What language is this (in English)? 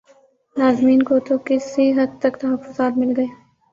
Urdu